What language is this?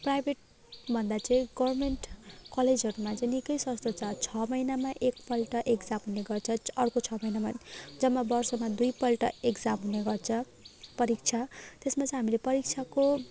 Nepali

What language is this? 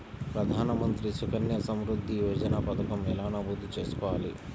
Telugu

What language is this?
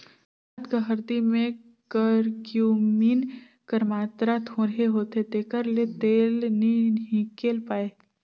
Chhattisgarhi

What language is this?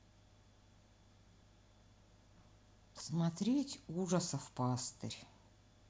Russian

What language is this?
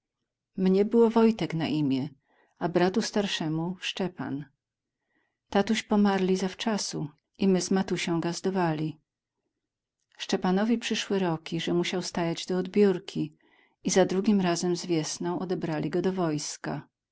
Polish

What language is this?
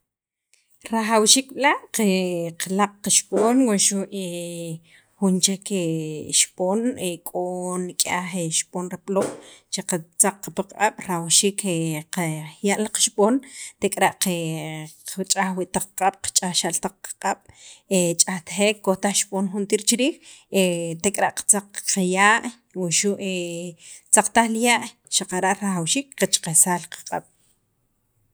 Sacapulteco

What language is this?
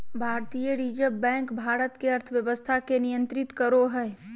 Magahi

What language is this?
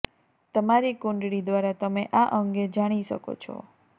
Gujarati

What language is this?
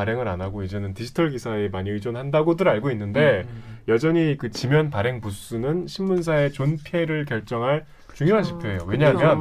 Korean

